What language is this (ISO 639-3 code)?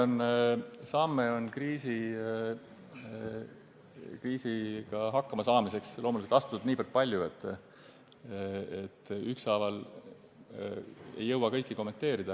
est